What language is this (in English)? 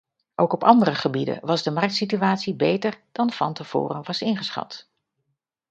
Dutch